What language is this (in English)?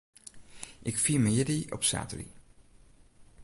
Western Frisian